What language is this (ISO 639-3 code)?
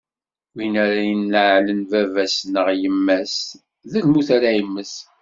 kab